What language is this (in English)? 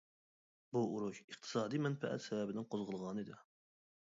Uyghur